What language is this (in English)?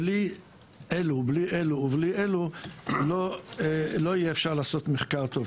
Hebrew